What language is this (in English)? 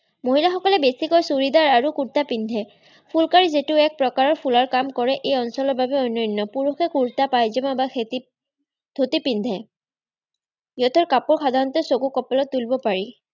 Assamese